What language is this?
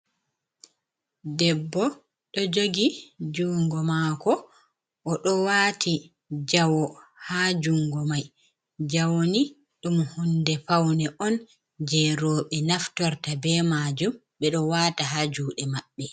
Fula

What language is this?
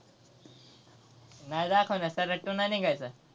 Marathi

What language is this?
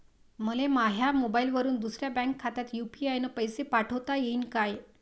Marathi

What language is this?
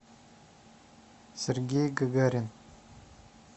Russian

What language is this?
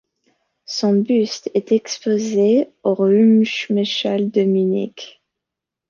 French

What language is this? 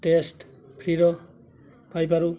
Odia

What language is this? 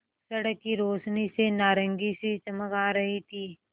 Hindi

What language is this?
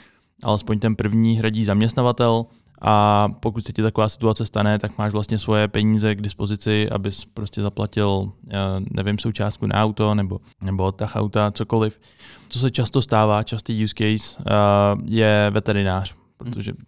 Czech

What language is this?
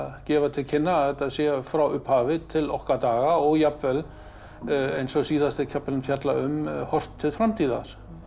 Icelandic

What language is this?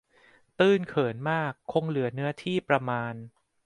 Thai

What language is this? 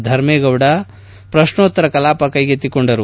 Kannada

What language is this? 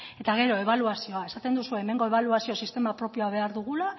Basque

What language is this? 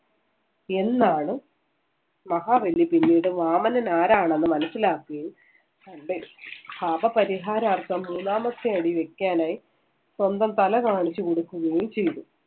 Malayalam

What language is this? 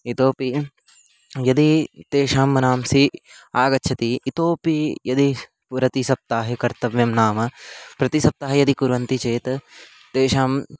Sanskrit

